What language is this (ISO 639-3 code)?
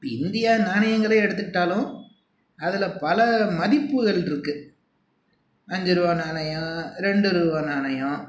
tam